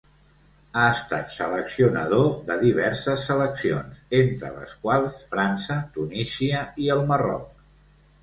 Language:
Catalan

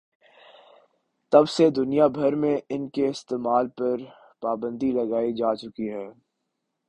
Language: Urdu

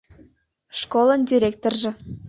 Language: Mari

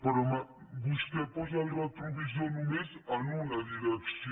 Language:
Catalan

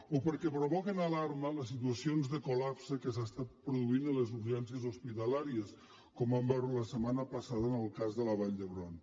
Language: Catalan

